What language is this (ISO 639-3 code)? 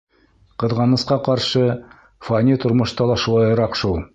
bak